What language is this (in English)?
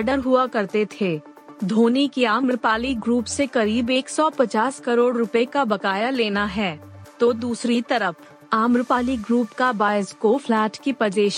Hindi